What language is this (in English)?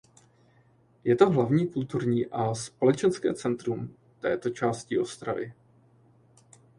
Czech